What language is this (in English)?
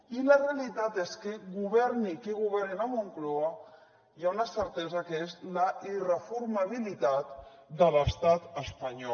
Catalan